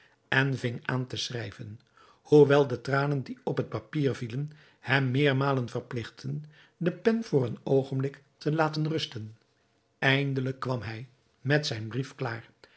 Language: Dutch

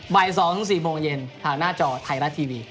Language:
Thai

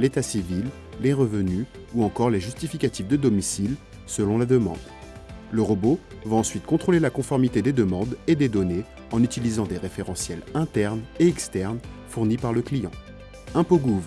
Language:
French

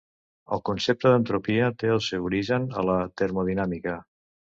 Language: Catalan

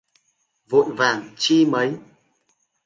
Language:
Vietnamese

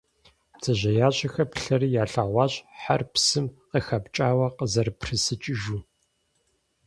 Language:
Kabardian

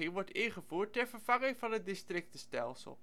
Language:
Dutch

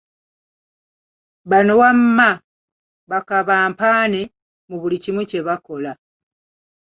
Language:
Ganda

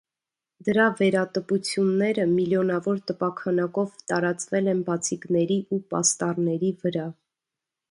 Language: Armenian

